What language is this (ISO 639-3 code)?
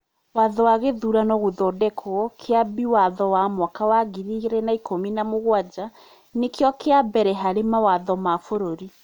kik